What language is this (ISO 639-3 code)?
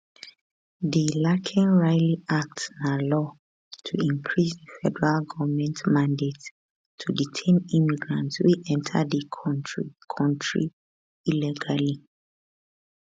pcm